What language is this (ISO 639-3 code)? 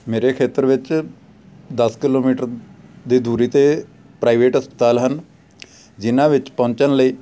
pan